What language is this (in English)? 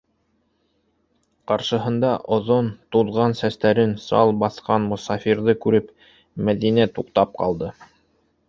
Bashkir